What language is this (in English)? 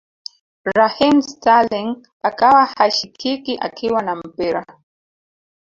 Swahili